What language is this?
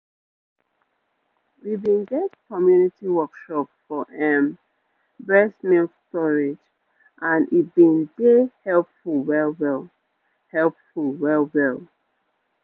Nigerian Pidgin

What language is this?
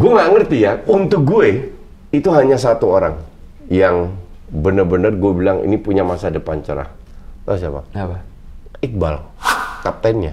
Indonesian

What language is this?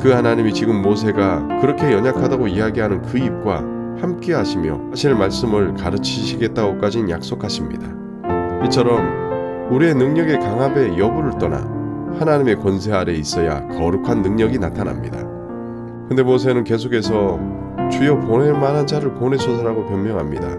Korean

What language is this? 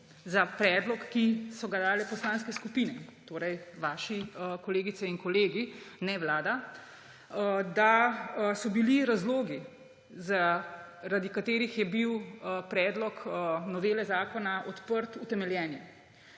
Slovenian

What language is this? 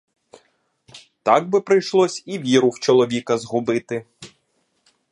Ukrainian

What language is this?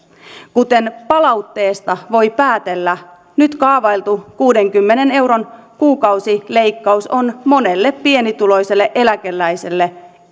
Finnish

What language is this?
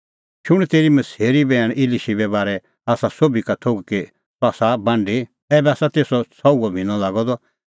Kullu Pahari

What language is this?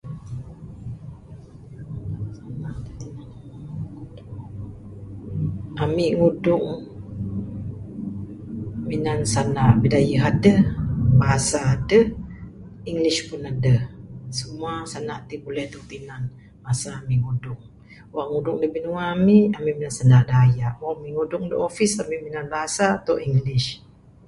Bukar-Sadung Bidayuh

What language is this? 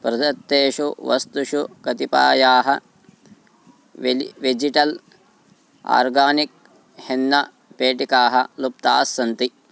Sanskrit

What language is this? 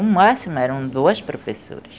Portuguese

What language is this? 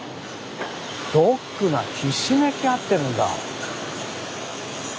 Japanese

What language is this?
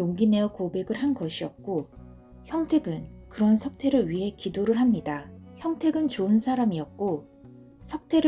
Korean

